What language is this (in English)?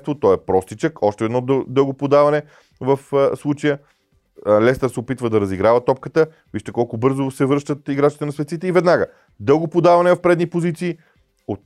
Bulgarian